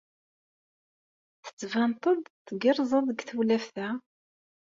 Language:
Kabyle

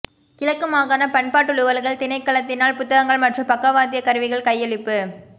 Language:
Tamil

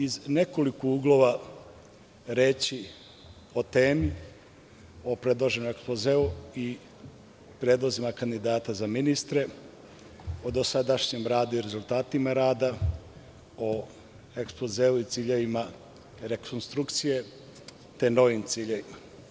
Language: Serbian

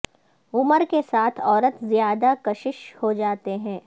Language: Urdu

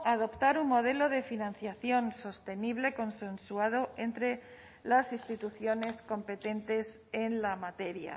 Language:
Spanish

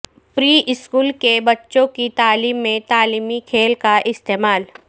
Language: Urdu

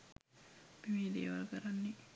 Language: Sinhala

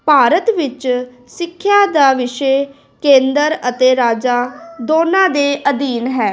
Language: Punjabi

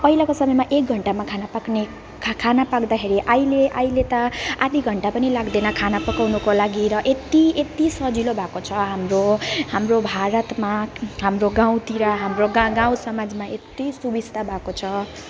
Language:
Nepali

